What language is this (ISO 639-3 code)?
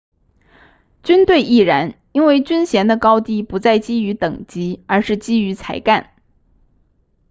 zho